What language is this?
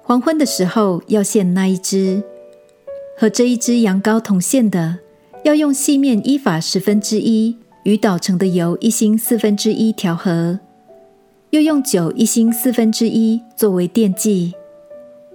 Chinese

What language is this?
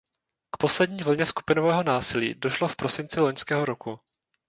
Czech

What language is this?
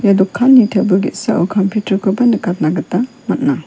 Garo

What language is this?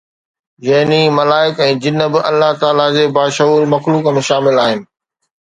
Sindhi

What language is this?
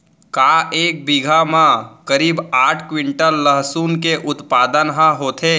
Chhattisgarhi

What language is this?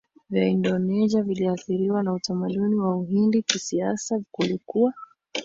Swahili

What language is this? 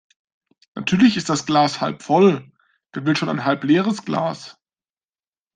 German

